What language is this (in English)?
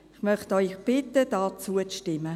Swiss German